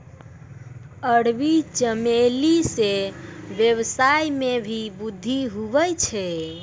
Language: Maithili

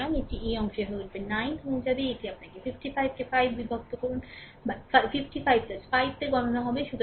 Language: Bangla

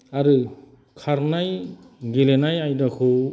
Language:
Bodo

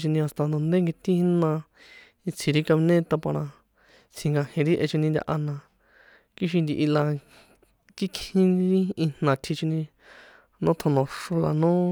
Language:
San Juan Atzingo Popoloca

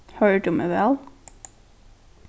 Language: Faroese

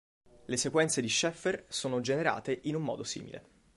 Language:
Italian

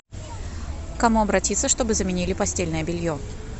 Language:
Russian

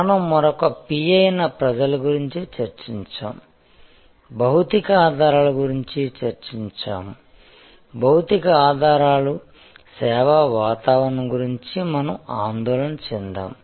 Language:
Telugu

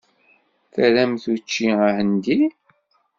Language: Kabyle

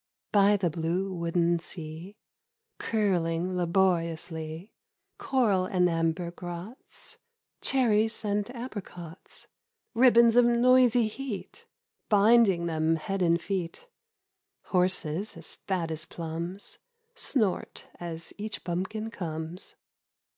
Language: English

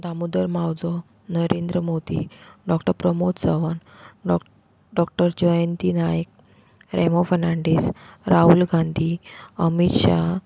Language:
Konkani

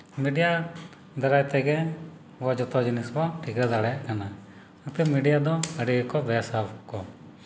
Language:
Santali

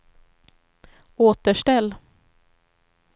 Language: Swedish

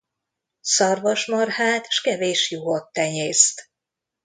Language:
Hungarian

